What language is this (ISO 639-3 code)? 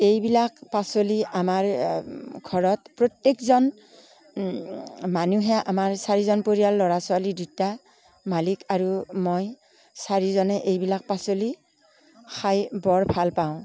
asm